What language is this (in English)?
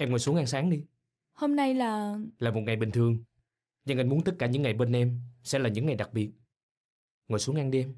Vietnamese